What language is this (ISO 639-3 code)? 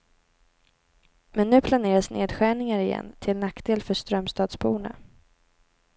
swe